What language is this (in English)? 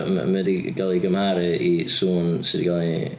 Welsh